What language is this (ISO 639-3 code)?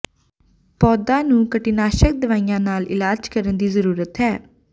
pan